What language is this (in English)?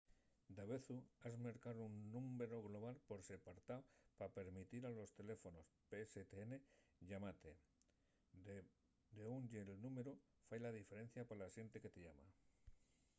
Asturian